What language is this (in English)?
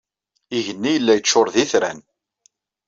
Kabyle